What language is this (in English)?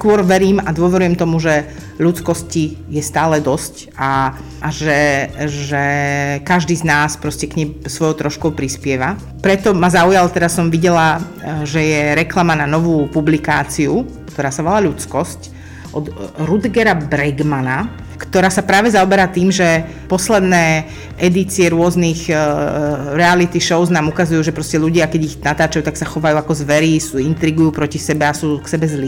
Slovak